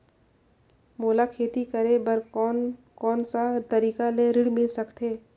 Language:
Chhattisgarhi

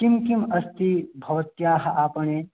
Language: Sanskrit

